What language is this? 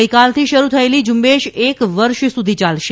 Gujarati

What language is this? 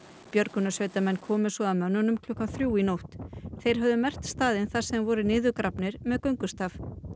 Icelandic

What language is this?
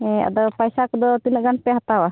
Santali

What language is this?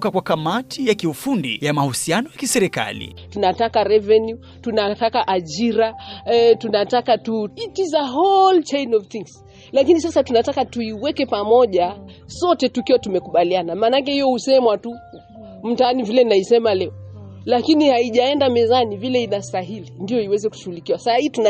Swahili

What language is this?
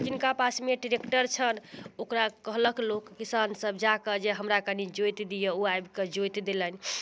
Maithili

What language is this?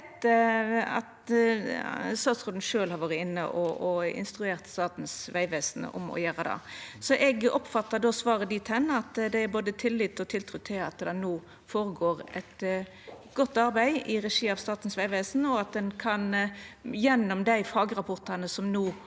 Norwegian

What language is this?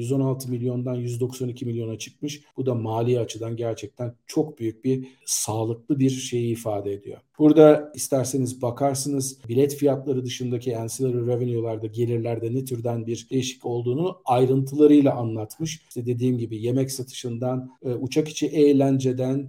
Turkish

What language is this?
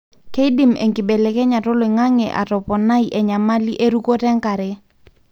Masai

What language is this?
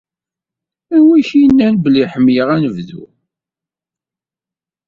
Kabyle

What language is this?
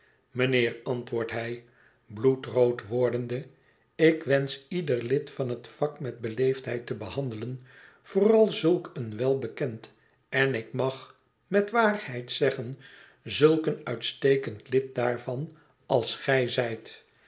Dutch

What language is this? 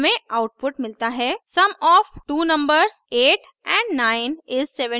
Hindi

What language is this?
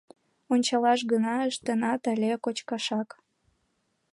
Mari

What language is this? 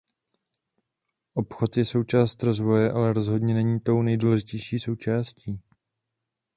Czech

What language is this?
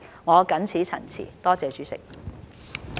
Cantonese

